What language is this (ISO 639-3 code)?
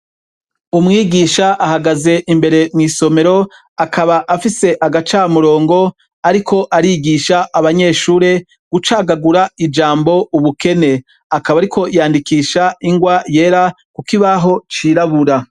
run